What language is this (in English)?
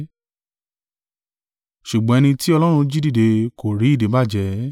Yoruba